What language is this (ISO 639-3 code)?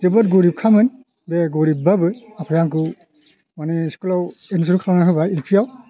brx